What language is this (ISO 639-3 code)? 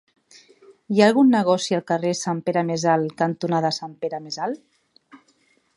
cat